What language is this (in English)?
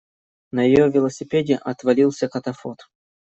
Russian